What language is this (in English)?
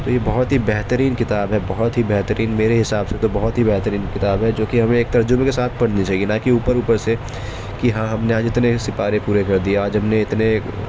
Urdu